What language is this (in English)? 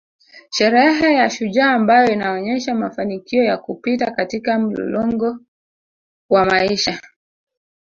Swahili